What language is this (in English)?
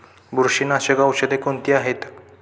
Marathi